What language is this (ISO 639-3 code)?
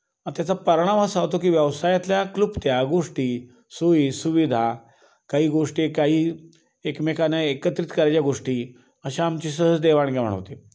mar